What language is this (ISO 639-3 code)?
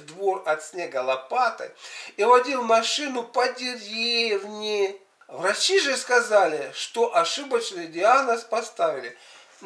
rus